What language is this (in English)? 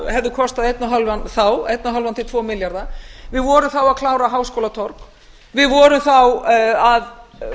Icelandic